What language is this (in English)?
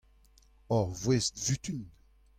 Breton